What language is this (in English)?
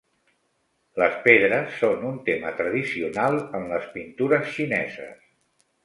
Catalan